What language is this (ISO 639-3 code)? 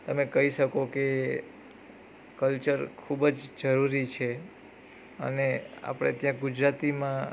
guj